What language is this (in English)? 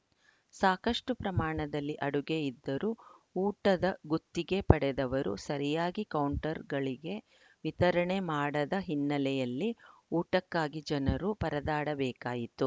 Kannada